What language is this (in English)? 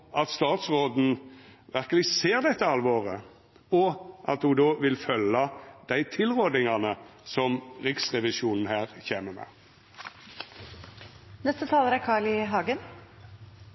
Norwegian Nynorsk